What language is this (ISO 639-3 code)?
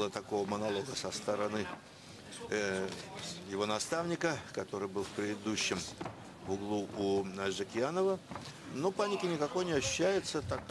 rus